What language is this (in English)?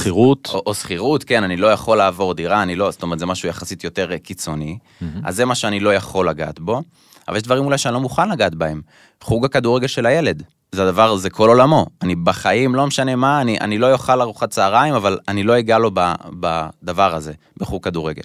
Hebrew